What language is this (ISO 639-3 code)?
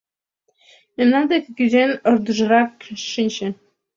chm